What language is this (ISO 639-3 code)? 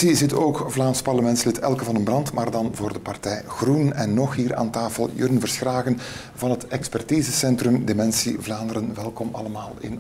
nld